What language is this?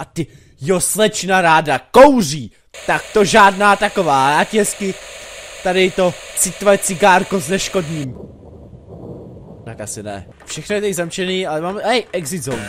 Czech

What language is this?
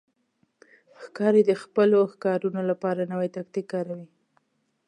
Pashto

